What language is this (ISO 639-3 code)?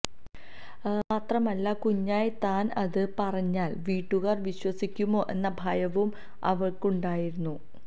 mal